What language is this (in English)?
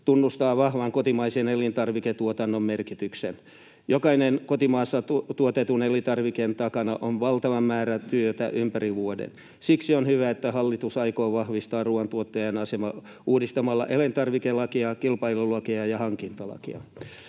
Finnish